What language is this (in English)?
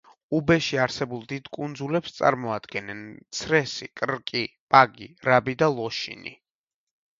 Georgian